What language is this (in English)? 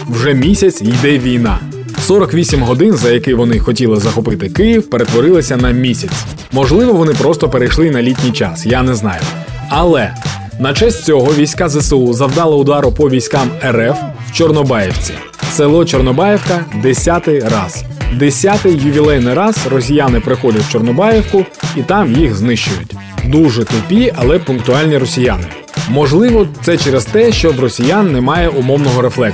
Ukrainian